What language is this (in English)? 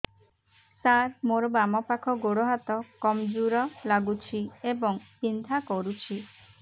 Odia